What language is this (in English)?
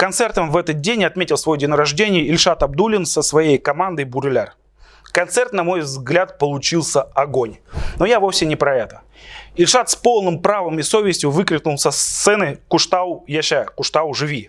Russian